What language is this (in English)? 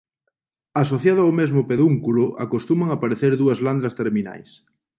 Galician